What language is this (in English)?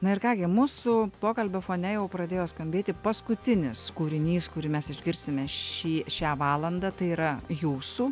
Lithuanian